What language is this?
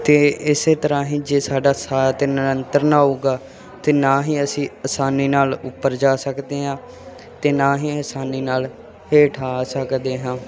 Punjabi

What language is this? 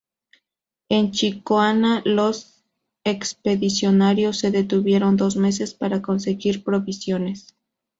Spanish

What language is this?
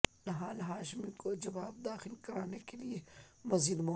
Urdu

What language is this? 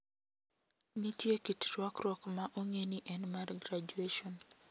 Luo (Kenya and Tanzania)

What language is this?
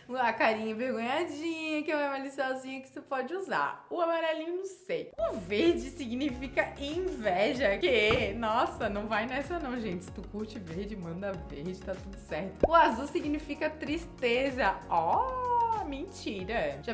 Portuguese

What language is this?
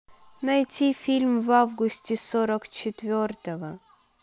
Russian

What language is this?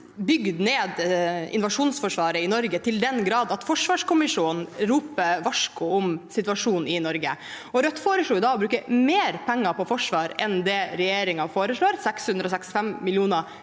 Norwegian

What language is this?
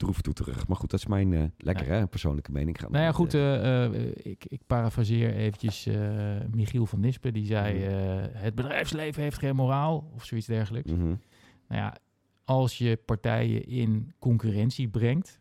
Dutch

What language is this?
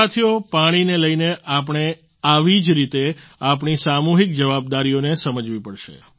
Gujarati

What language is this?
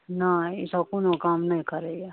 Maithili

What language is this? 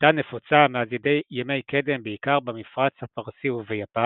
Hebrew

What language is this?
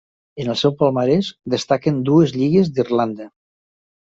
Catalan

